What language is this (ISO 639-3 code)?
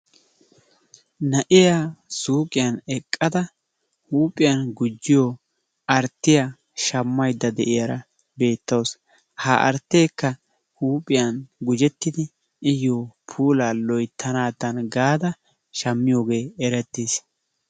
wal